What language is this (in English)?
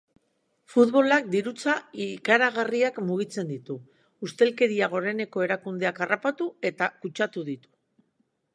Basque